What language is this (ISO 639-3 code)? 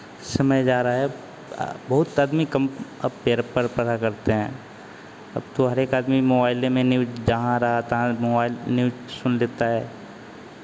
hin